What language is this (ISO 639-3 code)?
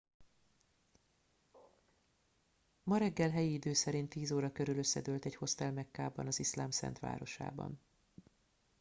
hun